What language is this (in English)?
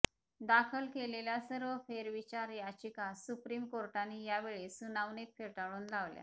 Marathi